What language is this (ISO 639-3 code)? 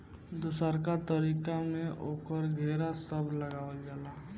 bho